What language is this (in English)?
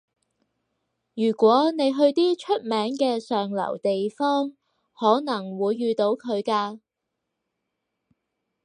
Cantonese